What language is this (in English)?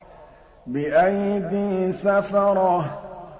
Arabic